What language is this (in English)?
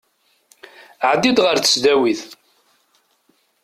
Kabyle